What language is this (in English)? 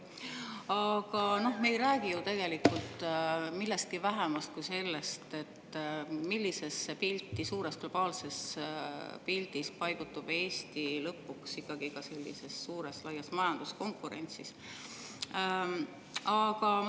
Estonian